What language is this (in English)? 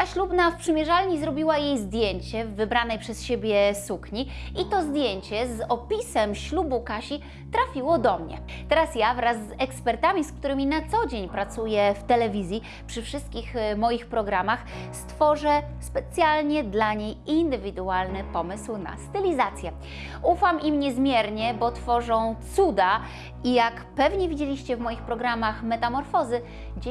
Polish